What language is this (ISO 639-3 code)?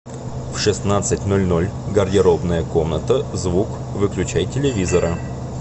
rus